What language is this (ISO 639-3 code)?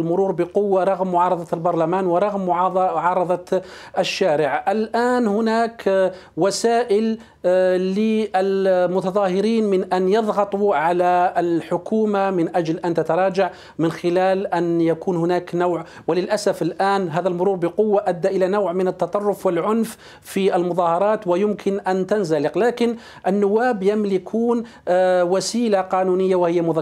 ara